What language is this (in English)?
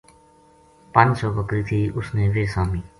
Gujari